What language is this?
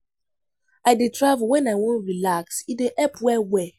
Nigerian Pidgin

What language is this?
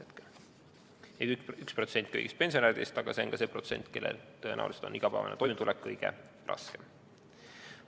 Estonian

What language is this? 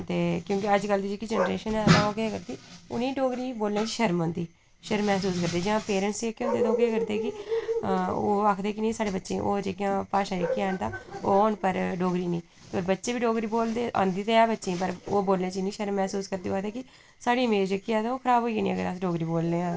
Dogri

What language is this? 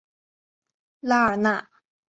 Chinese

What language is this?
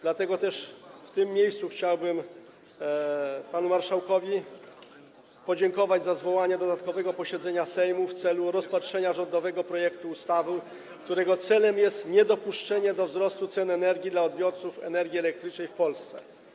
Polish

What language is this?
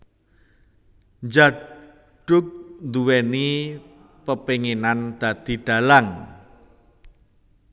Javanese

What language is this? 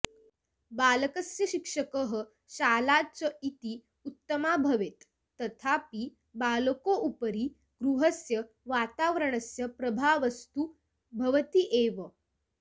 Sanskrit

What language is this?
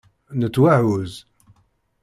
Kabyle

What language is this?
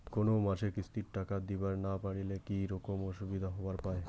Bangla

